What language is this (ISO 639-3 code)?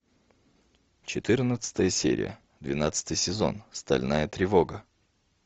rus